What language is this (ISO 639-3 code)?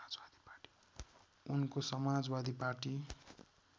nep